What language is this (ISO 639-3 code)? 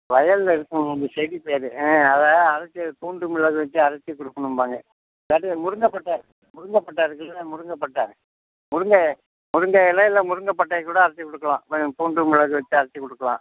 tam